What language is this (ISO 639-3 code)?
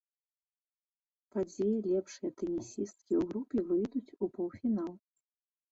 bel